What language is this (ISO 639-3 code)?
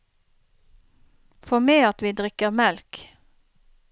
nor